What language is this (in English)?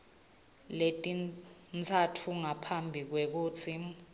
Swati